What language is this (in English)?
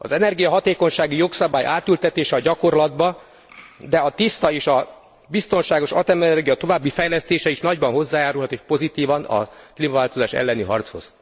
Hungarian